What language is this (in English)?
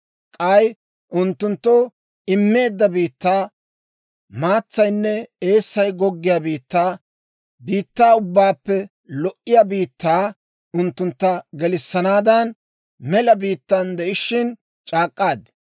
Dawro